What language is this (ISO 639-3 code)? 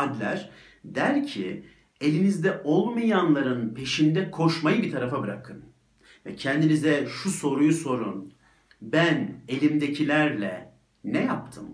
tur